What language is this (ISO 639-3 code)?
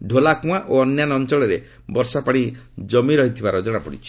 ori